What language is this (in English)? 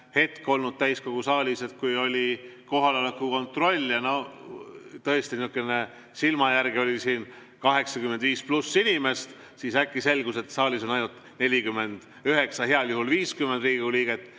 Estonian